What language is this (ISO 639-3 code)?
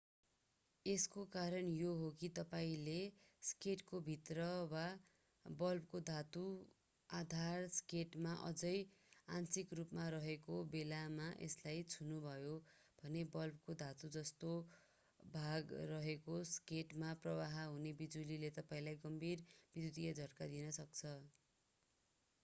nep